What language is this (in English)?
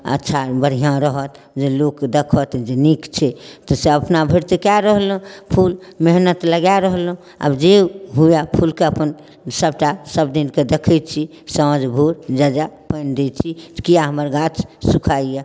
Maithili